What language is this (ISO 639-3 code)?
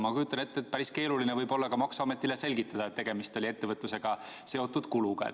est